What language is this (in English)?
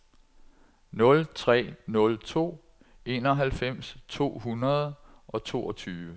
Danish